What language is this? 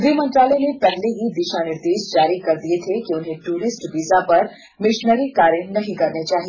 Hindi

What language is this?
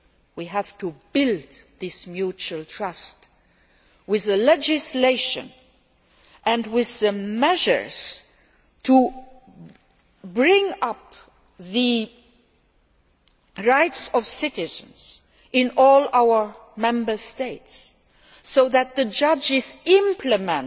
English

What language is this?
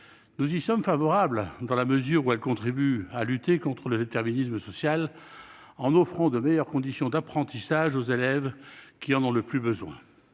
French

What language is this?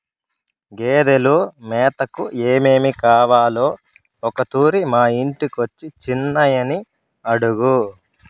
Telugu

